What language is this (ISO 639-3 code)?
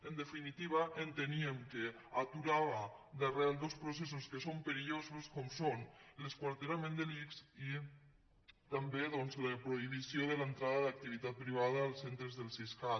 cat